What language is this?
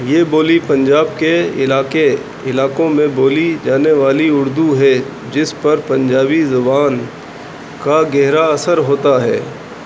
Urdu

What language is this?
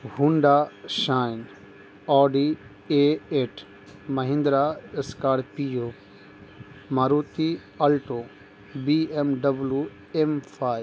Urdu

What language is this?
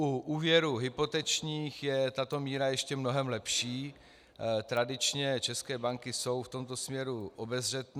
Czech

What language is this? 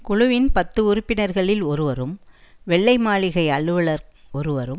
Tamil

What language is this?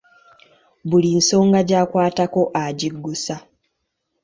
Ganda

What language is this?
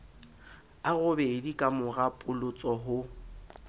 Southern Sotho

